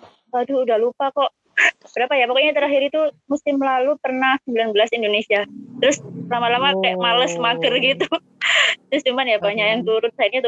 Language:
Indonesian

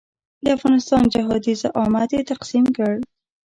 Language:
Pashto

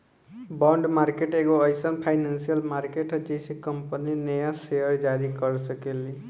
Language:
Bhojpuri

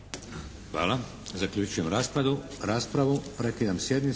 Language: Croatian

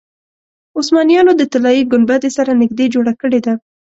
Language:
Pashto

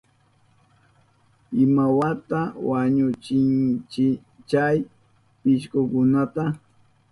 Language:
Southern Pastaza Quechua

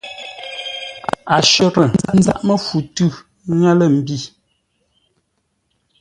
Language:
Ngombale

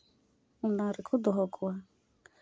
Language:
Santali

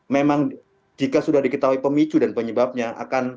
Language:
Indonesian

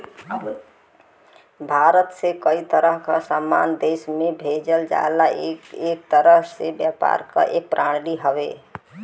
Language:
Bhojpuri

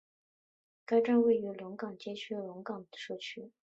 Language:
Chinese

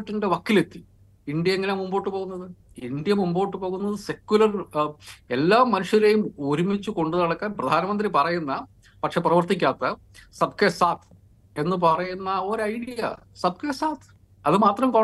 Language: Malayalam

